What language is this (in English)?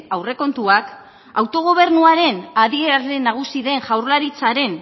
Basque